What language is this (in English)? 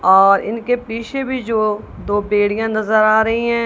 Hindi